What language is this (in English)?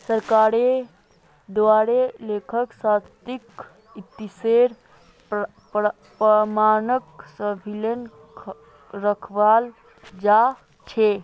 Magahi